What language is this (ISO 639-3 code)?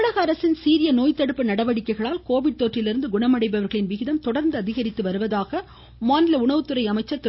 tam